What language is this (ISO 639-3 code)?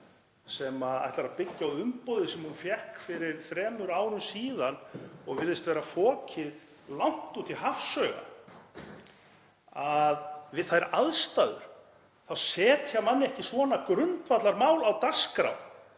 isl